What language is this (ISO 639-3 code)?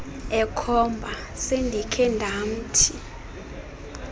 xho